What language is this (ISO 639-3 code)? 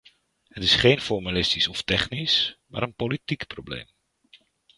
nld